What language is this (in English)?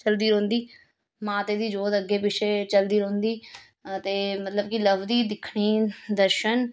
Dogri